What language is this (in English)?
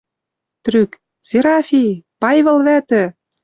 Western Mari